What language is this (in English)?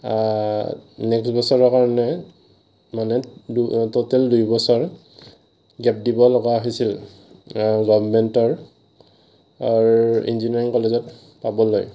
Assamese